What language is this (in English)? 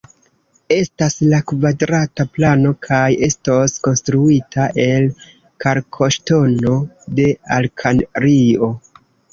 Esperanto